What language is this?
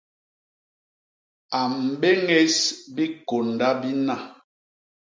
Basaa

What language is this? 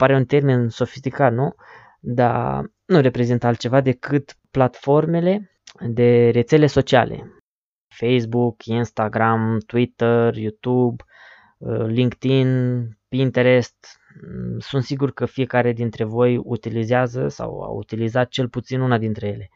Romanian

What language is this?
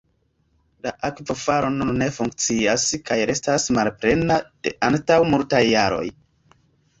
Esperanto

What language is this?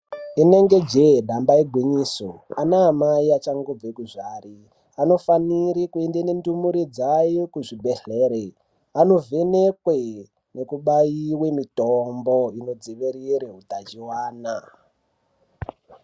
Ndau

